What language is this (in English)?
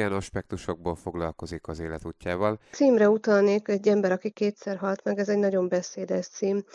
Hungarian